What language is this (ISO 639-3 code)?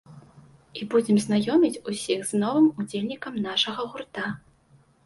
bel